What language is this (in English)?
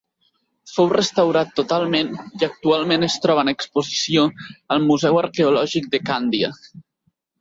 Catalan